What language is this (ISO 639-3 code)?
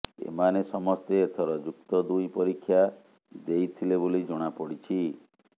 ori